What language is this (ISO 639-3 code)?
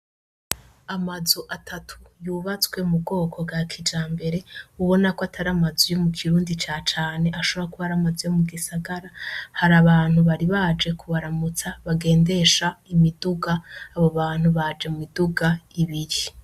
run